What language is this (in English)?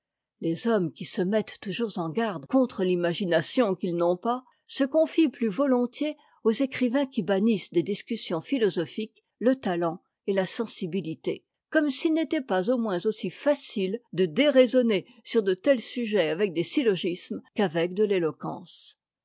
French